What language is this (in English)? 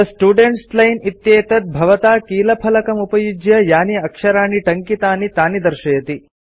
Sanskrit